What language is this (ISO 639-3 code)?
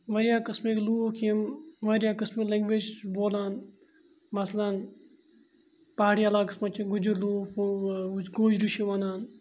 kas